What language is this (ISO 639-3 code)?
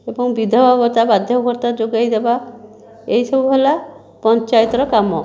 ori